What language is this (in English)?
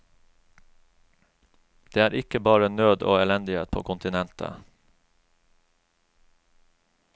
Norwegian